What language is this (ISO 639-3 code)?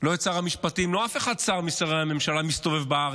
heb